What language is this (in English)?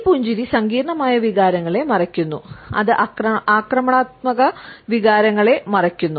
Malayalam